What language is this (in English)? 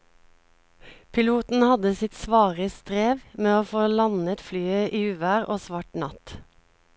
Norwegian